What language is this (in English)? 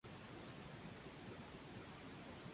Spanish